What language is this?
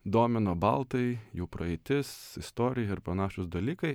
Lithuanian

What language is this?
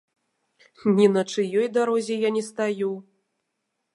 Belarusian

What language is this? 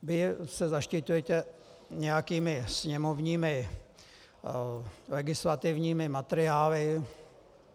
Czech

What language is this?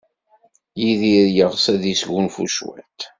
Kabyle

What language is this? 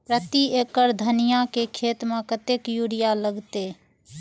Maithili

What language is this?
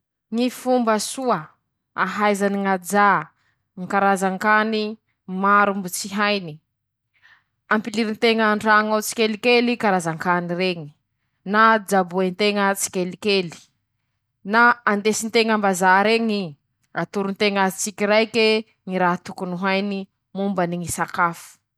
Masikoro Malagasy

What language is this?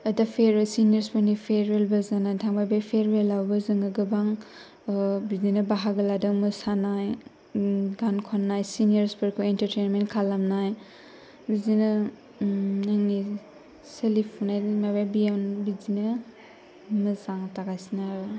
Bodo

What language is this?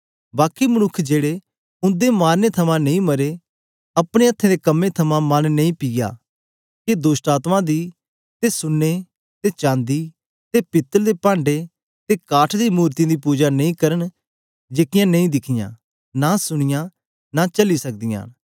Dogri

